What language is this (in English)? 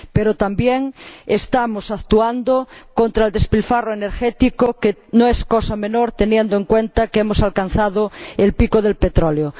Spanish